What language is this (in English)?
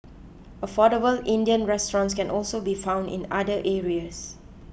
English